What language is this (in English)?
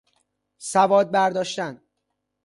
Persian